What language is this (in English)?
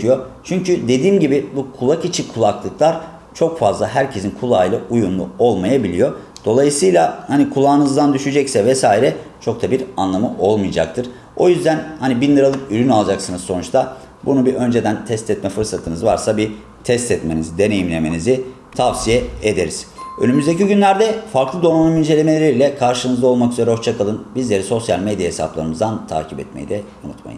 Turkish